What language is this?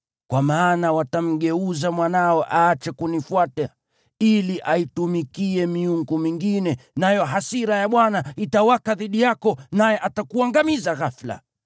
Swahili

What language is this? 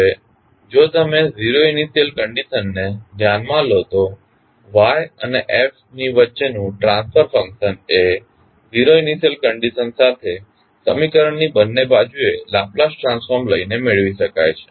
Gujarati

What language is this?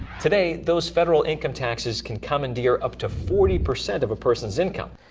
English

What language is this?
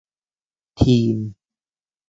Thai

